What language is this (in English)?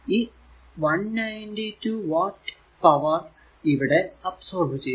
Malayalam